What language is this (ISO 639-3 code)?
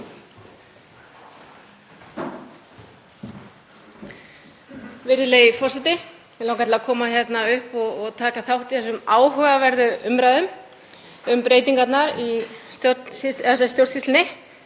isl